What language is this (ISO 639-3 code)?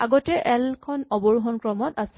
asm